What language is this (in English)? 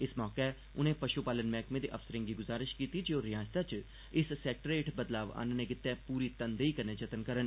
Dogri